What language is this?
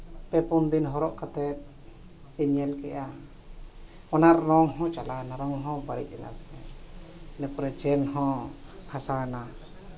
Santali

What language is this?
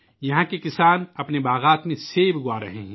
Urdu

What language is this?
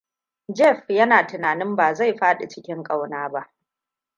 Hausa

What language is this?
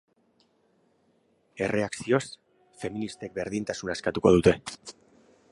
Basque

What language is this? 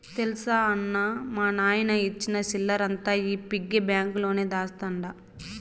Telugu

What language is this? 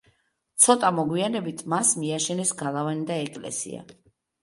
Georgian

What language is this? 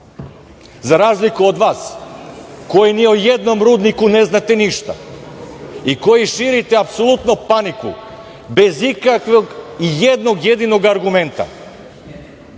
Serbian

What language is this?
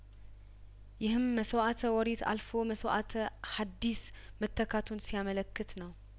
Amharic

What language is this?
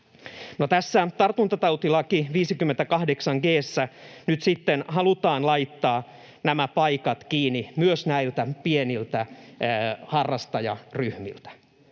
Finnish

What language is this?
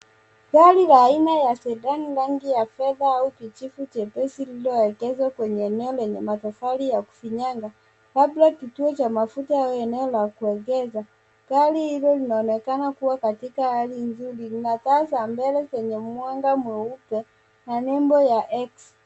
Swahili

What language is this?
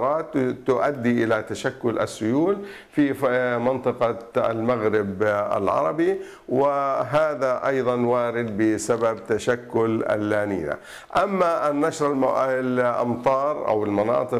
Arabic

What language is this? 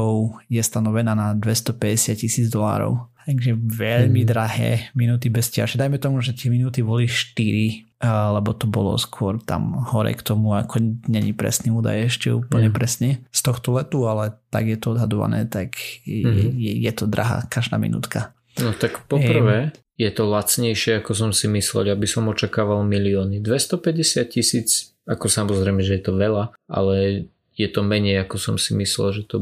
Slovak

